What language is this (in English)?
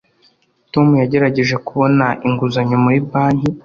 Kinyarwanda